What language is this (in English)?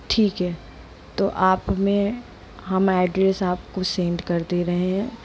Hindi